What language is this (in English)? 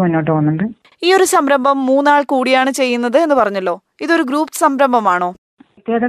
Malayalam